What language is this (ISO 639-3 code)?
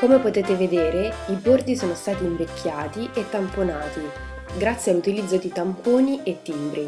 ita